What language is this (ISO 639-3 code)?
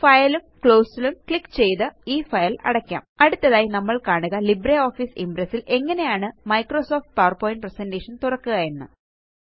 mal